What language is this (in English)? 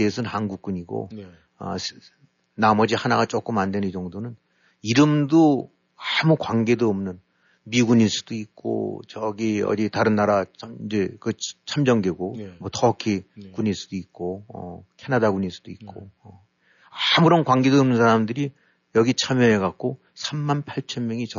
Korean